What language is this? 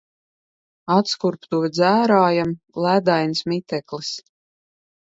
Latvian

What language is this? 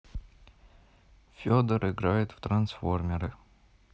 Russian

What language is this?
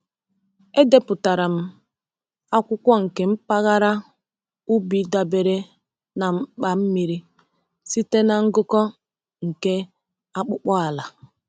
Igbo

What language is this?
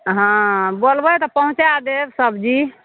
Maithili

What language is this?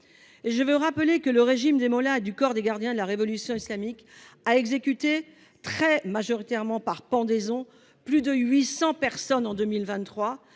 French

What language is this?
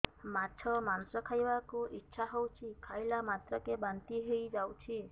Odia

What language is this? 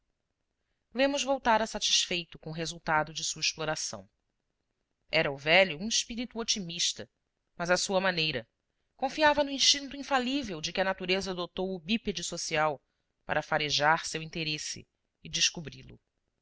Portuguese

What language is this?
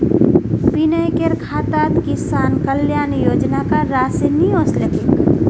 Magahi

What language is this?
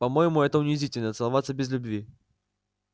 Russian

